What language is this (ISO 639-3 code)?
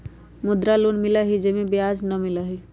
mag